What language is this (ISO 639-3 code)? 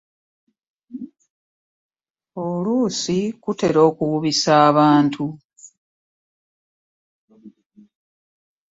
lug